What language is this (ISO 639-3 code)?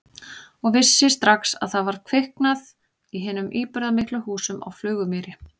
isl